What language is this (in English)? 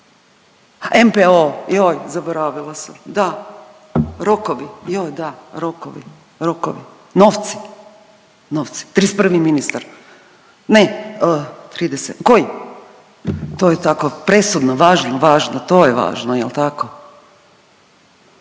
Croatian